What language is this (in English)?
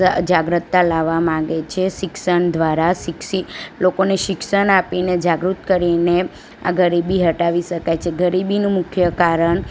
Gujarati